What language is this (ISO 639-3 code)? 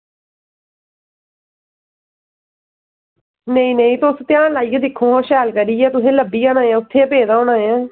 doi